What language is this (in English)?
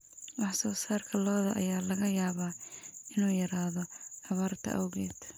Somali